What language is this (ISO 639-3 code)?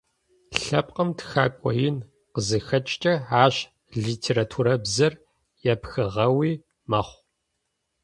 ady